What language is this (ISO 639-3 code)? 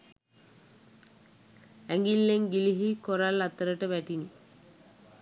sin